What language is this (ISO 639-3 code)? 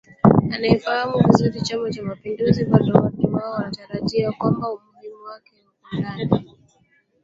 swa